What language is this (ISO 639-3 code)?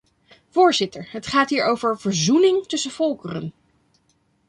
nld